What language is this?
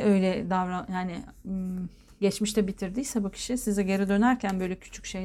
Turkish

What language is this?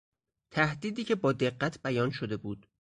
Persian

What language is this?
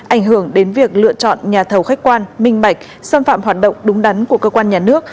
Vietnamese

